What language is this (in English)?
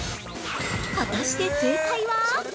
Japanese